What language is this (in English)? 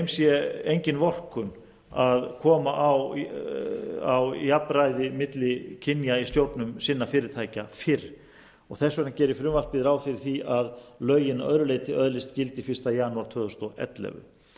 Icelandic